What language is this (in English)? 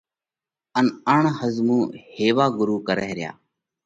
Parkari Koli